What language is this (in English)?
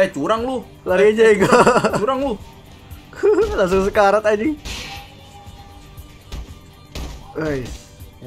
Indonesian